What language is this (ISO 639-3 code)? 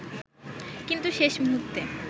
ben